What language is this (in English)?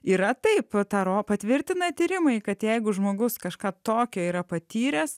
Lithuanian